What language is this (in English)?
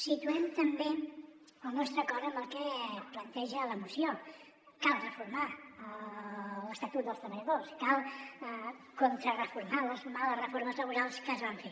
Catalan